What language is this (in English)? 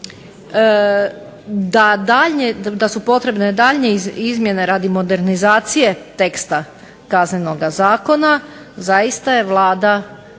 Croatian